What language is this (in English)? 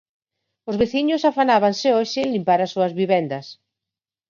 Galician